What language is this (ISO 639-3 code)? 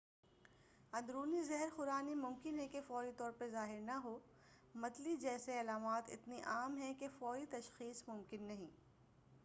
urd